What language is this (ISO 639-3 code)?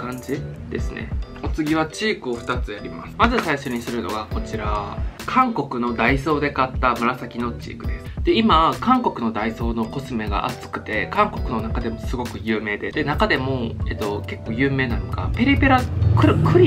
jpn